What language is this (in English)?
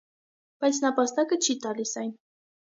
Armenian